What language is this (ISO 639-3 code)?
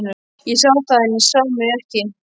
isl